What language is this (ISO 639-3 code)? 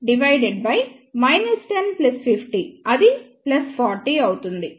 tel